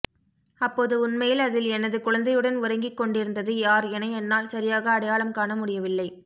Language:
Tamil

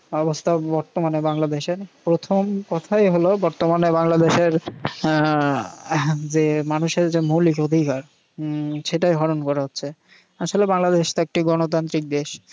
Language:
Bangla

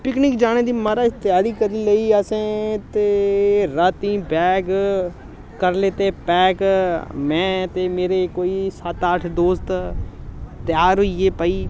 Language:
Dogri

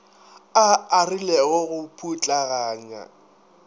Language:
Northern Sotho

